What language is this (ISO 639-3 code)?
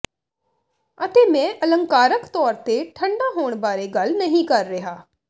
pan